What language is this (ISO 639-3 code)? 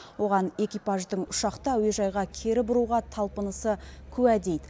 kaz